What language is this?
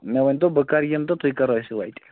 Kashmiri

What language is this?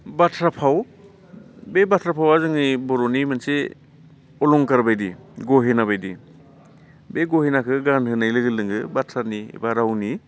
Bodo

